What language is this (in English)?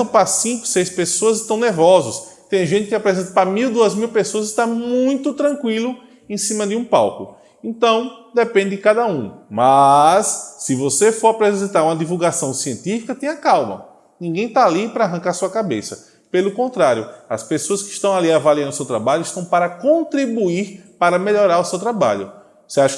Portuguese